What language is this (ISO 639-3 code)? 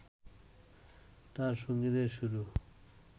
ben